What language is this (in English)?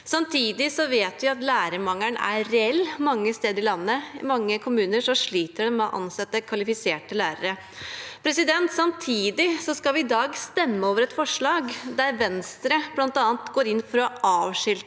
Norwegian